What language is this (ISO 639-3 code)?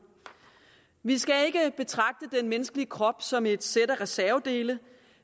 dan